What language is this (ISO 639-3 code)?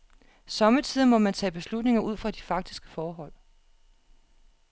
dan